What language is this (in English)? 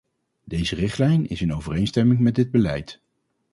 Dutch